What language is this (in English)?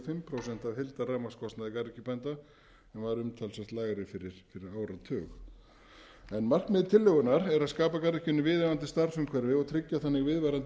Icelandic